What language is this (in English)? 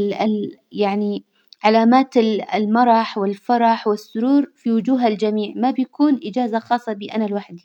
Hijazi Arabic